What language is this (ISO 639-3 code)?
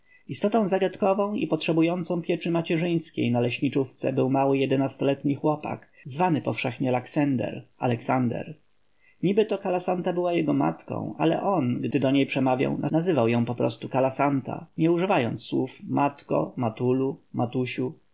pol